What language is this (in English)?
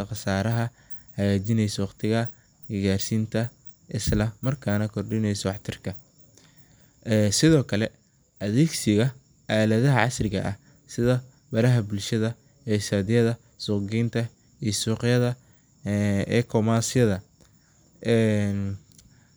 Somali